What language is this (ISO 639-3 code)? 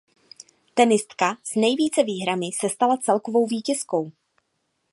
ces